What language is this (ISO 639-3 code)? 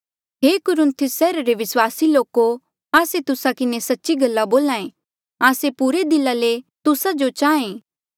mjl